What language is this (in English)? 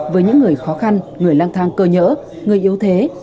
Vietnamese